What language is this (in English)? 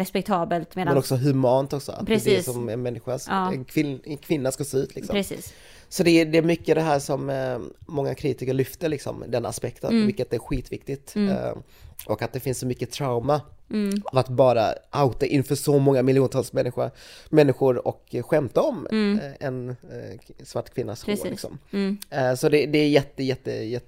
Swedish